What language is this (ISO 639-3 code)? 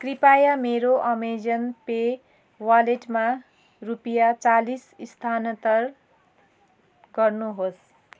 nep